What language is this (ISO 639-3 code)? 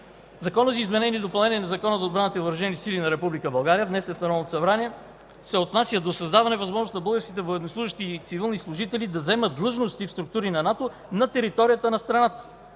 bul